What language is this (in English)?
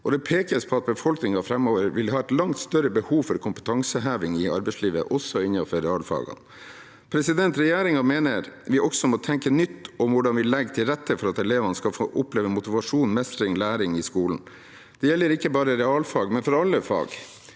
Norwegian